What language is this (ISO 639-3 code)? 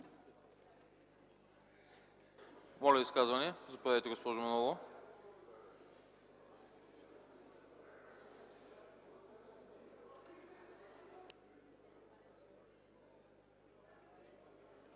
bul